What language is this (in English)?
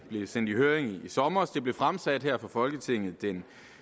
Danish